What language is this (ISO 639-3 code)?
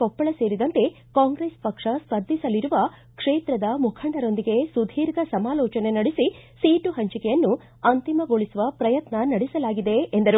kan